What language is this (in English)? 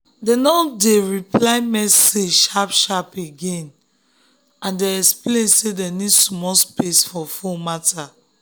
Nigerian Pidgin